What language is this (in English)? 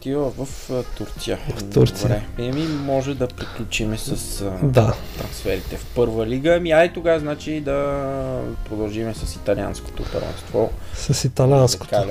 Bulgarian